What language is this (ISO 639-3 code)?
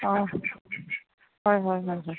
asm